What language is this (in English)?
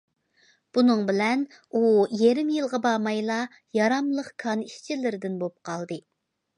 Uyghur